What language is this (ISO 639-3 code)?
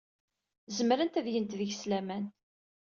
kab